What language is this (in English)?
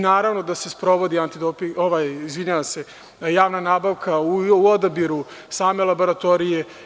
Serbian